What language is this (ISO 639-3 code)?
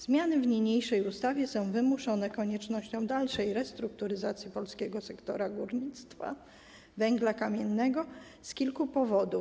pol